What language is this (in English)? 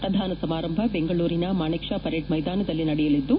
Kannada